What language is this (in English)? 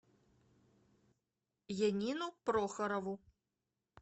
Russian